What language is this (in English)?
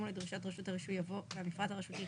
Hebrew